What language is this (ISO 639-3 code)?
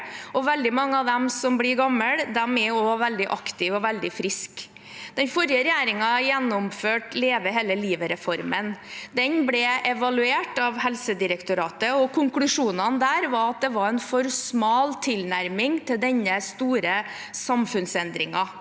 nor